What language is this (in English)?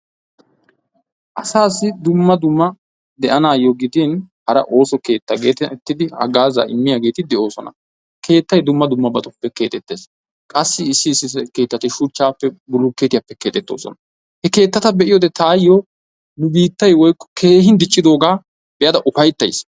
Wolaytta